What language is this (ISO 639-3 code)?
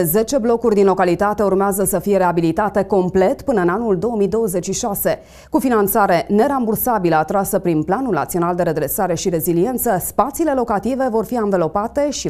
ron